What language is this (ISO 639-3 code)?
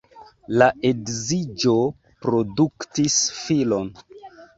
epo